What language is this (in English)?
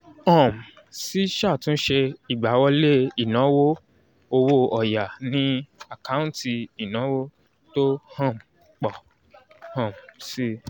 Yoruba